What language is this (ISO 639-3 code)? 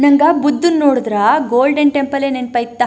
kan